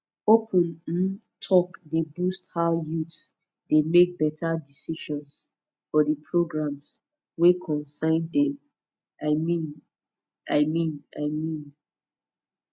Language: Nigerian Pidgin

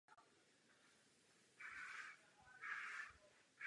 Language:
Czech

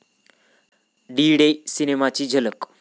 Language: Marathi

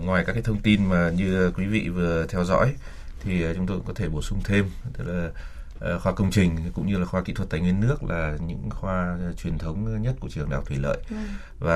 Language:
Vietnamese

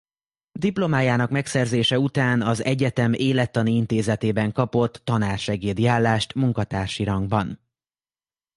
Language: Hungarian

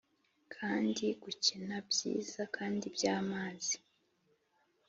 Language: Kinyarwanda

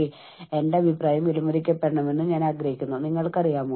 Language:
Malayalam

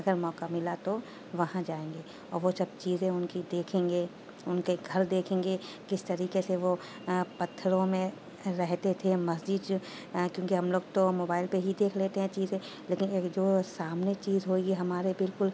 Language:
Urdu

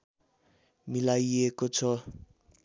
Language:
Nepali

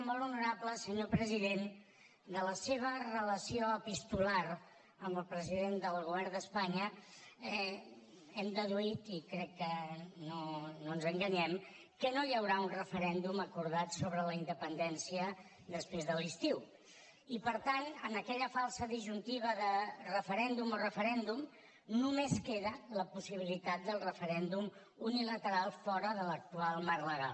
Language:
Catalan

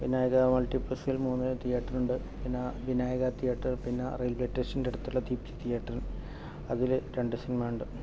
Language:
Malayalam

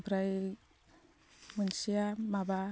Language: Bodo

